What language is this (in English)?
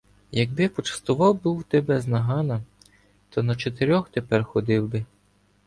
Ukrainian